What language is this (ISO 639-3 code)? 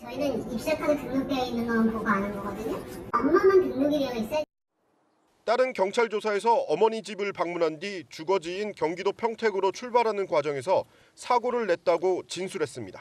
kor